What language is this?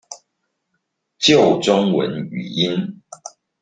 Chinese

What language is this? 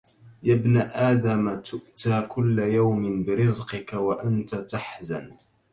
Arabic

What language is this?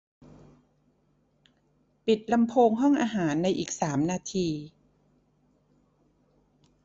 Thai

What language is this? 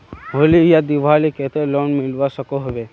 Magahi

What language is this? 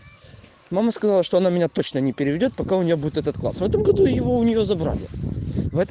Russian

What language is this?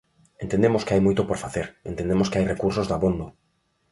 Galician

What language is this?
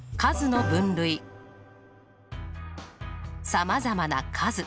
Japanese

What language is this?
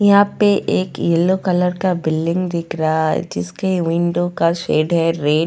Hindi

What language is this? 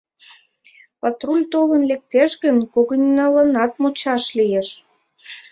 Mari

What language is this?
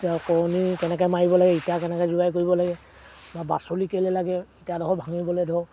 Assamese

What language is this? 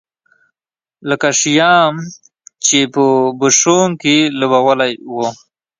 Pashto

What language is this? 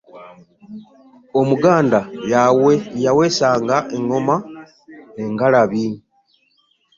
Ganda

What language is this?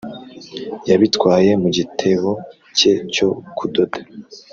Kinyarwanda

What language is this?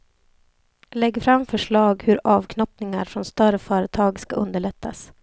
Swedish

